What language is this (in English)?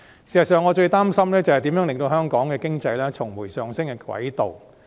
Cantonese